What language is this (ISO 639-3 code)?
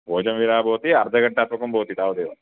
san